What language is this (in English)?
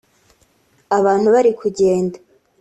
Kinyarwanda